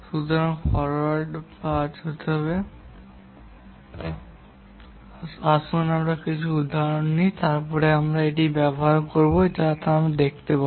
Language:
Bangla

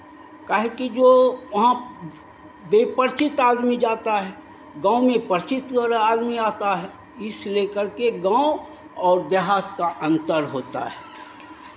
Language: Hindi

